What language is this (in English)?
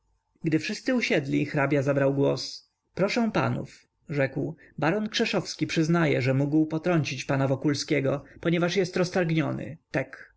Polish